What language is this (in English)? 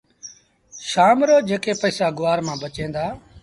Sindhi Bhil